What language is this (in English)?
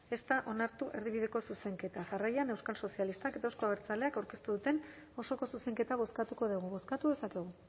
Basque